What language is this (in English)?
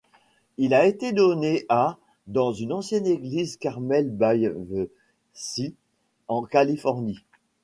French